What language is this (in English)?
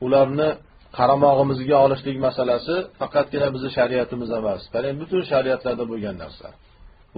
Turkish